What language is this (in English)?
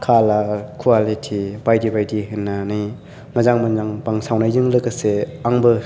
Bodo